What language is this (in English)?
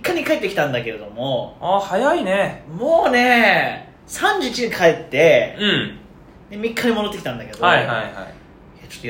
Japanese